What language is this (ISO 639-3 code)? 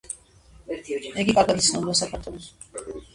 kat